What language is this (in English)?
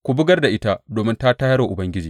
Hausa